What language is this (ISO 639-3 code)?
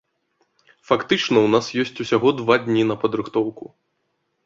bel